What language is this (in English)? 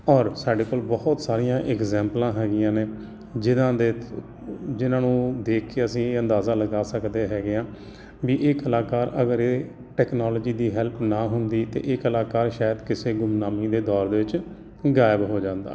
Punjabi